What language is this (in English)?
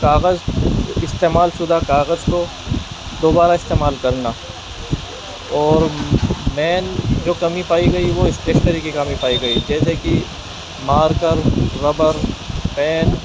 Urdu